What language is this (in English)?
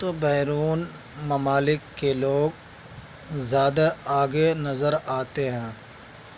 Urdu